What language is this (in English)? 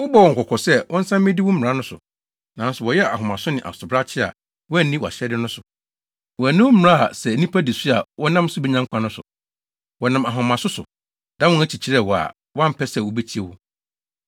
Akan